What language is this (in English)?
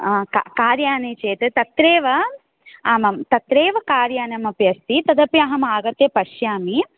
Sanskrit